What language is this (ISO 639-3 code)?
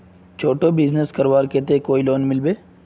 mag